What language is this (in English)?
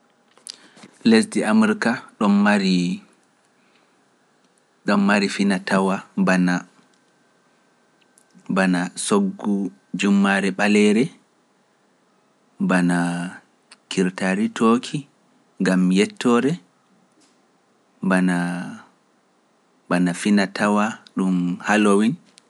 Pular